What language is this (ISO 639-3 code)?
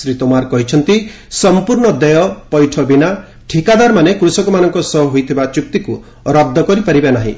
ori